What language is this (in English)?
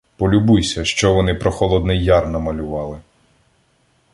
Ukrainian